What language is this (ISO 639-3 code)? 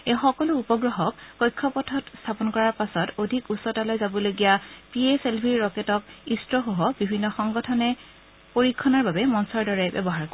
asm